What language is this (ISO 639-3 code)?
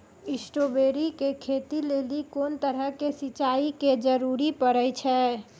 mai